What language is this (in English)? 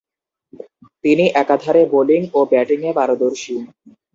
Bangla